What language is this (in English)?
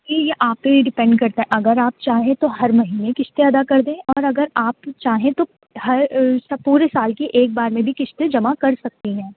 Urdu